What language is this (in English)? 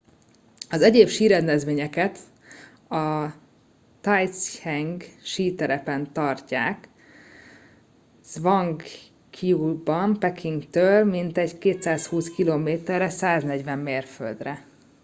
Hungarian